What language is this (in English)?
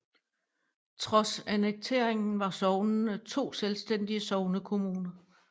Danish